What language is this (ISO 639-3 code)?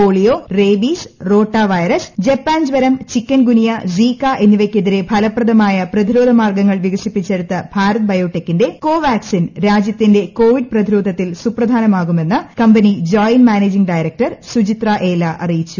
mal